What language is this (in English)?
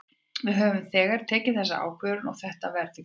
Icelandic